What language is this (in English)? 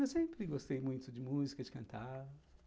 Portuguese